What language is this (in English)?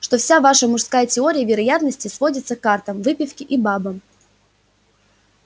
Russian